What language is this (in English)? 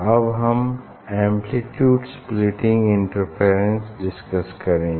Hindi